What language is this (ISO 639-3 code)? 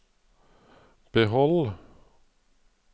nor